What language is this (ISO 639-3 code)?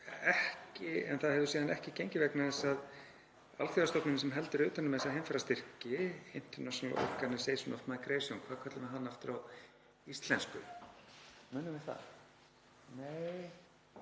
isl